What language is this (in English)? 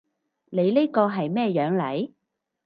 Cantonese